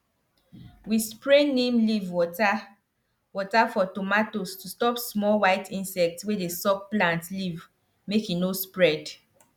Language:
Nigerian Pidgin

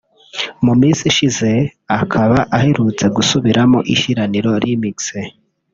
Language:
Kinyarwanda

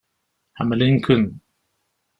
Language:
Kabyle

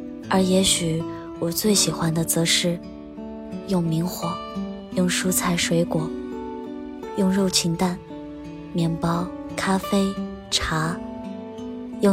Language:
Chinese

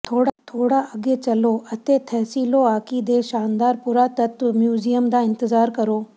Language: Punjabi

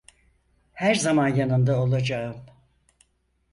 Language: Turkish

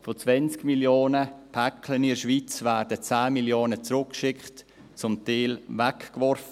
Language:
Swiss German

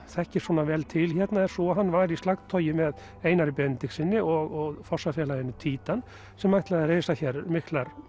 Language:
Icelandic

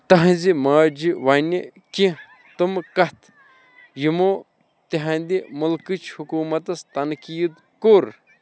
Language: Kashmiri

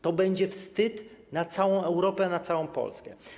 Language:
Polish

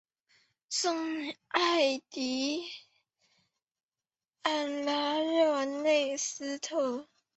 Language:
Chinese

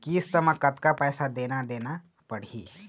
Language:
Chhattisgarhi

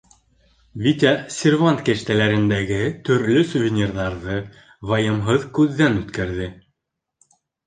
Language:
Bashkir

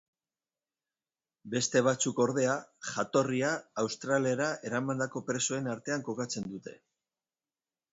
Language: Basque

